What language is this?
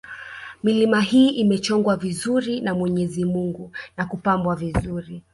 Swahili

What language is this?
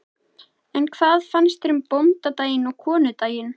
Icelandic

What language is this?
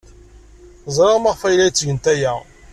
Kabyle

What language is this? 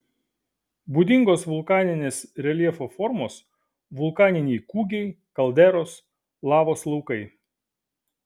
Lithuanian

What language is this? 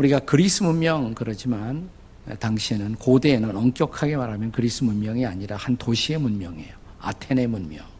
Korean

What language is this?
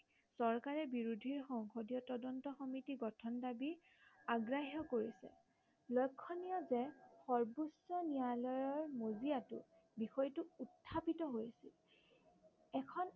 Assamese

